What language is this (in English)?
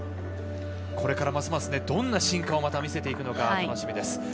Japanese